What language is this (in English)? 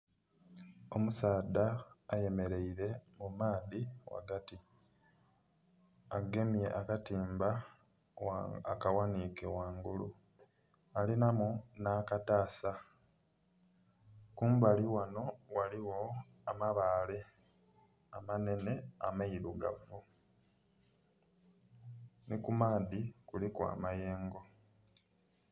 Soga